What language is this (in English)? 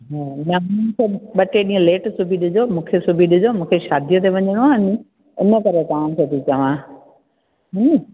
Sindhi